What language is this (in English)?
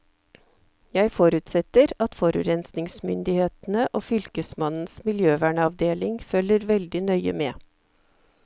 Norwegian